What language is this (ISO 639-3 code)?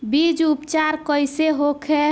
bho